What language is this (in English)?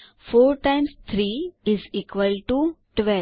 Gujarati